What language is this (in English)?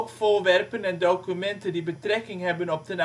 Dutch